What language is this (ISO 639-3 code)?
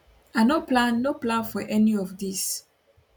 pcm